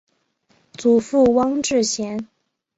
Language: Chinese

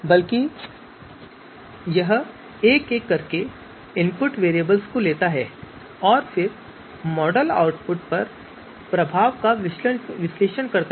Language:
Hindi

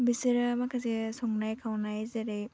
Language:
Bodo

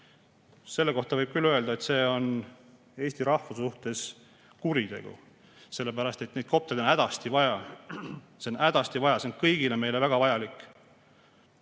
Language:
Estonian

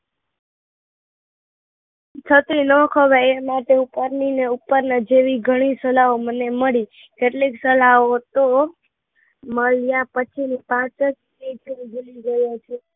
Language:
Gujarati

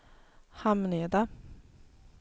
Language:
Swedish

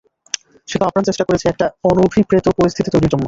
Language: Bangla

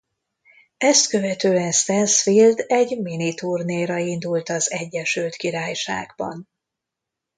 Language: Hungarian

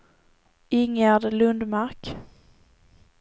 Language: Swedish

